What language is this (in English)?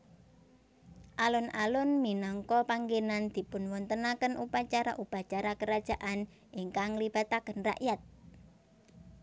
Javanese